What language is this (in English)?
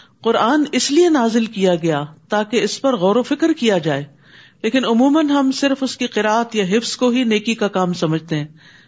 Urdu